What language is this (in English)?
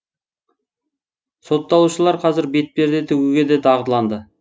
Kazakh